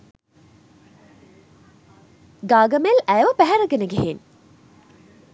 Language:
Sinhala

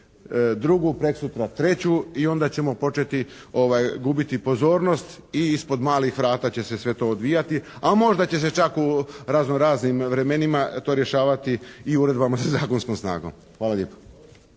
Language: Croatian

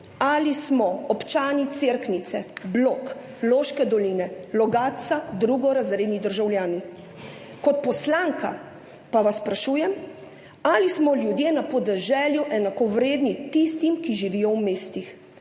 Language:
Slovenian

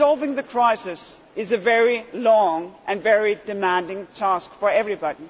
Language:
English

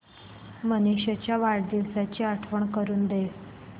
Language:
Marathi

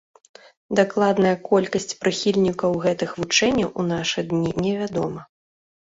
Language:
Belarusian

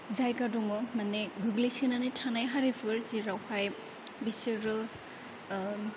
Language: Bodo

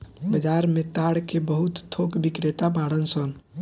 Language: Bhojpuri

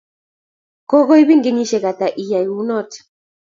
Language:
Kalenjin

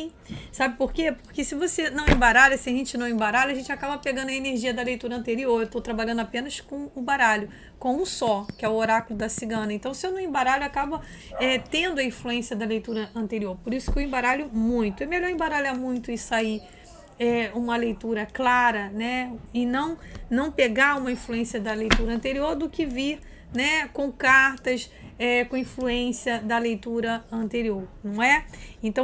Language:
Portuguese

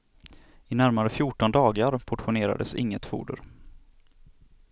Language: Swedish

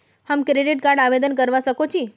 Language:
Magahi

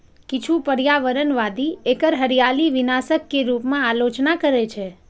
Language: Maithili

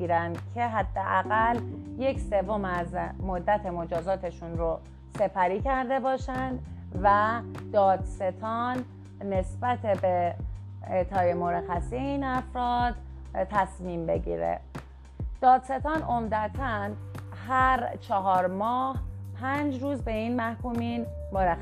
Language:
Persian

